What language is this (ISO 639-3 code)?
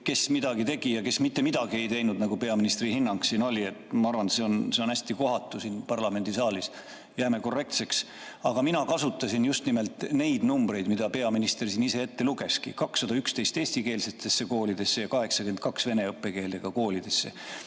est